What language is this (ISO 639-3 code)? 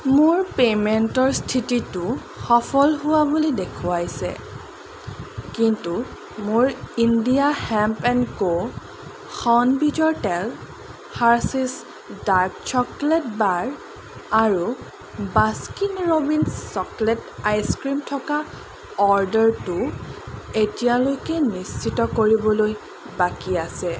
asm